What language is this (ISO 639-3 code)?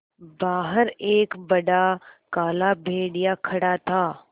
hin